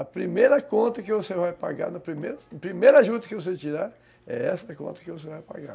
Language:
Portuguese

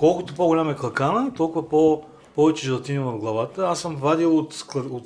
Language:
Bulgarian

